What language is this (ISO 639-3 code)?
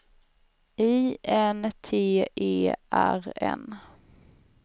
swe